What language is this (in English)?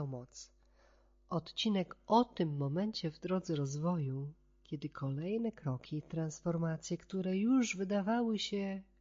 Polish